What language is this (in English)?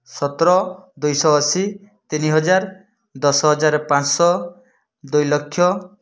Odia